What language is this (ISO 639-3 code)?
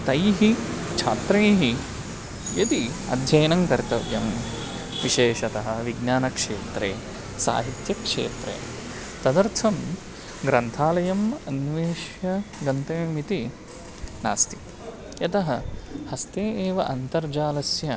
san